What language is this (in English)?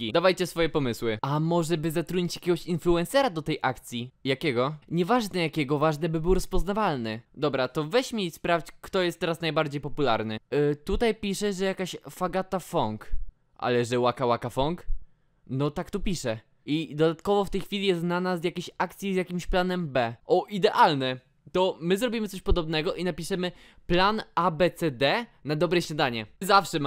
Polish